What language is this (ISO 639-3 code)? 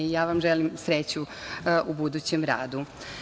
srp